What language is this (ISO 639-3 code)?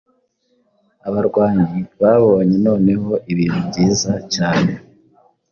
kin